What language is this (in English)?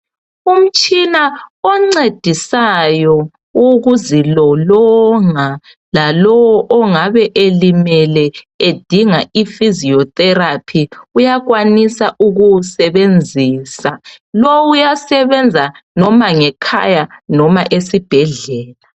North Ndebele